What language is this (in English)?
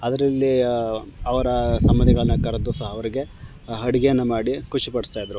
Kannada